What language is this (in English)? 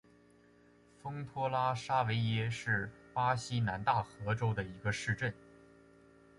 Chinese